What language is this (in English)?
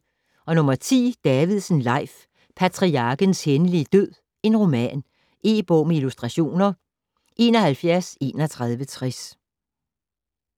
Danish